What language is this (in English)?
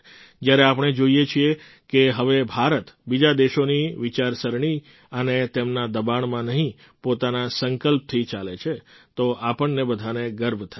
Gujarati